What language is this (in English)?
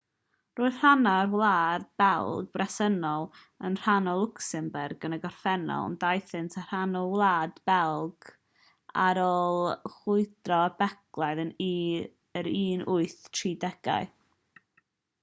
Welsh